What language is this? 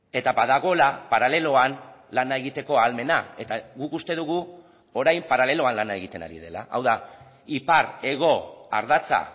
Basque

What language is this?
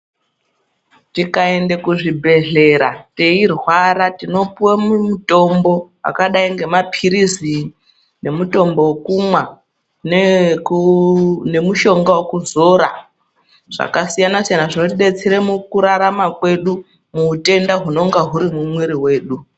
Ndau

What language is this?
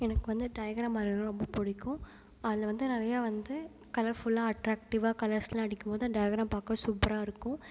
Tamil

